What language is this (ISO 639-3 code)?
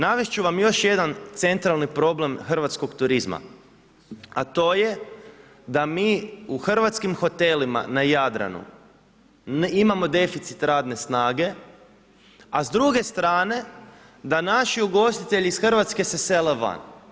hrv